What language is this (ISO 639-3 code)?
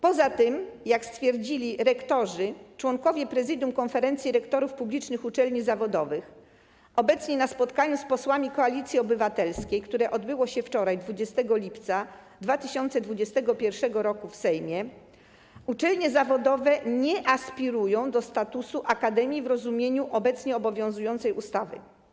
pol